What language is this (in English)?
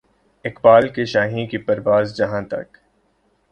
Urdu